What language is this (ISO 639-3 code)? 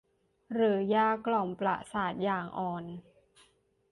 tha